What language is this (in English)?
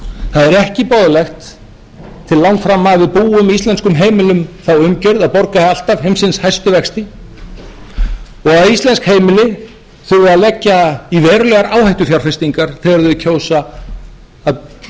Icelandic